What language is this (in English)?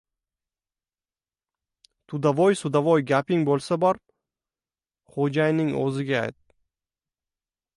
Uzbek